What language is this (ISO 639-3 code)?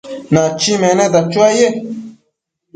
mcf